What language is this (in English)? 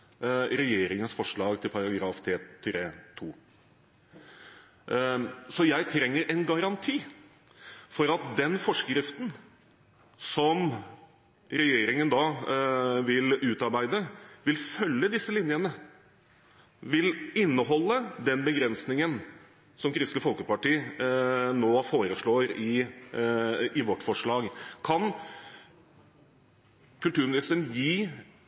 Norwegian Bokmål